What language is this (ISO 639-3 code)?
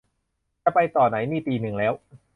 tha